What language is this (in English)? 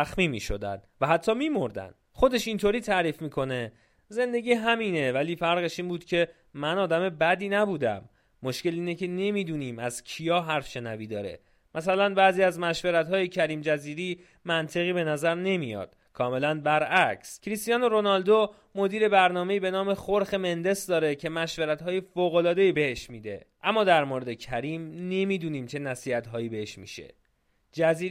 Persian